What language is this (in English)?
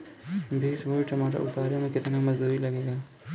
Bhojpuri